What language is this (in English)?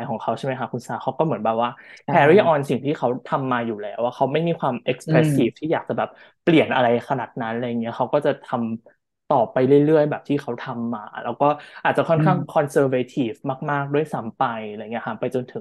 Thai